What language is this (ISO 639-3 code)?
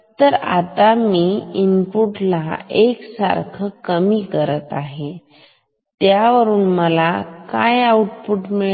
mar